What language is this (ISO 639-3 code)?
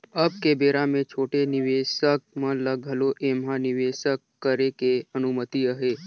hne